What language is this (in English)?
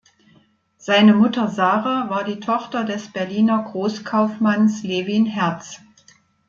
German